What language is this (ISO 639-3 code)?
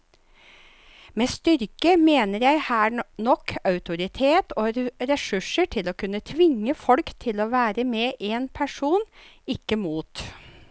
nor